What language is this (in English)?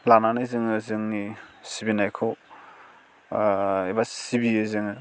Bodo